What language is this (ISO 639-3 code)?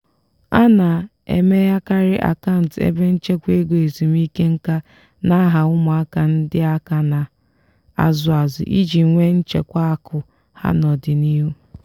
ibo